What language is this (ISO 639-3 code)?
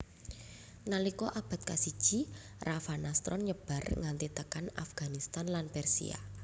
jav